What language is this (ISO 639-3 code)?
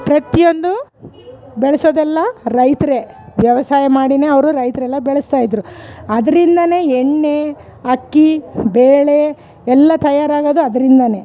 kan